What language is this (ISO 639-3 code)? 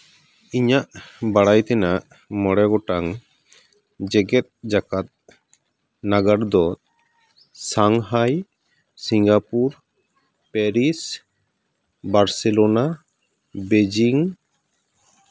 sat